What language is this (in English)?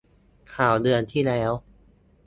Thai